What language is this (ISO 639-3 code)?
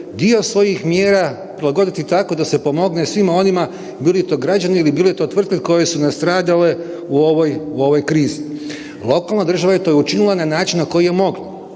hrv